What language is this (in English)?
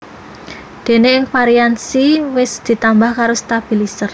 Javanese